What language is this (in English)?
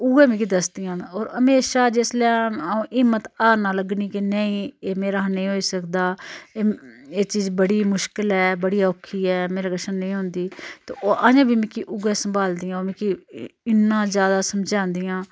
Dogri